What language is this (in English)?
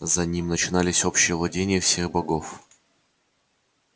Russian